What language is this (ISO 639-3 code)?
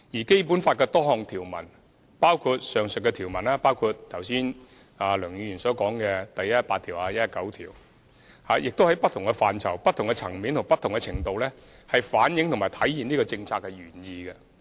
yue